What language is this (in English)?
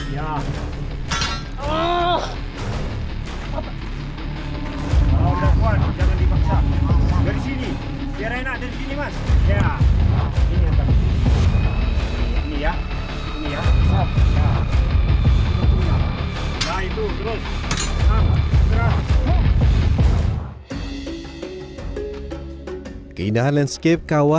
Indonesian